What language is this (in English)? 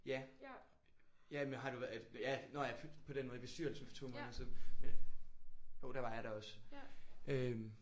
Danish